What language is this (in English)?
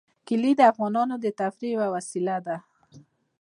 Pashto